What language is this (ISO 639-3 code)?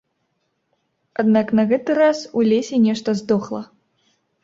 bel